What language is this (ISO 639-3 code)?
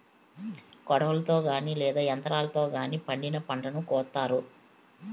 tel